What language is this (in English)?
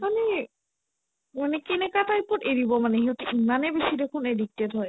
Assamese